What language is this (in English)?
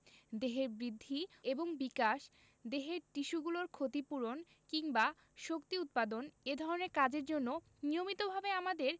Bangla